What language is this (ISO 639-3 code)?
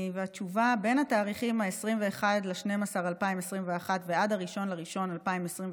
heb